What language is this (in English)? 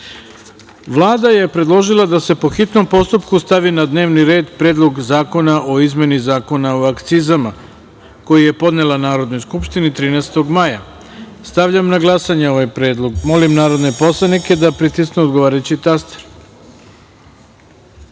Serbian